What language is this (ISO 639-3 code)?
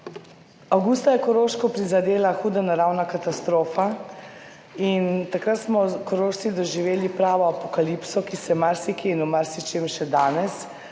slv